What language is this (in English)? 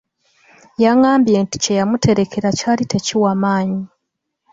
Ganda